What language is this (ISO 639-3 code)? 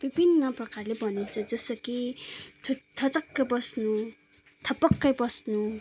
nep